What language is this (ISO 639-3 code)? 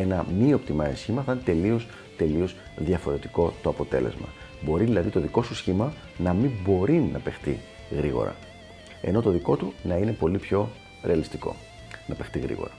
ell